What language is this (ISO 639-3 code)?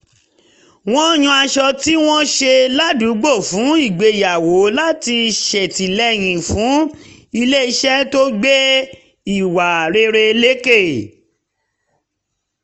yor